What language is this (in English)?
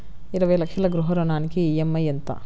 Telugu